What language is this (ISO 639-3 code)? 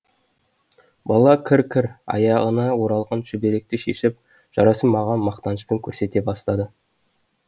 kaz